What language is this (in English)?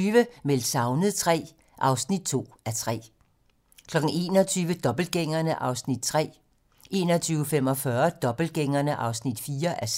Danish